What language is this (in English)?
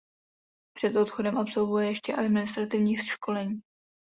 Czech